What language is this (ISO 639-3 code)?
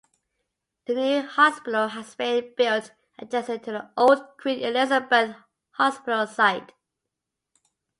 eng